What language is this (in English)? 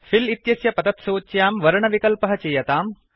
Sanskrit